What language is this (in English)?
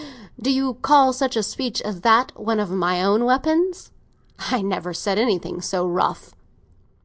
English